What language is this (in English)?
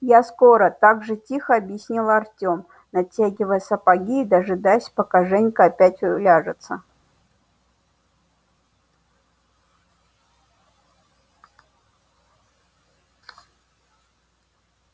Russian